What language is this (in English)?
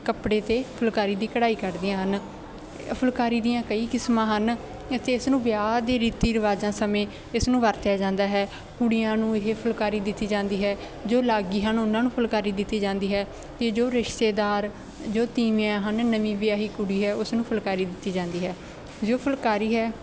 Punjabi